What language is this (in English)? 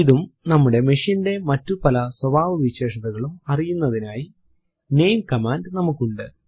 Malayalam